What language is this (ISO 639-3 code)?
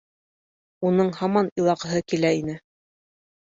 bak